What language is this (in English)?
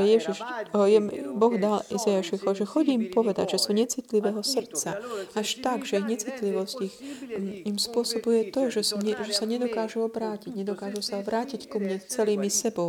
Slovak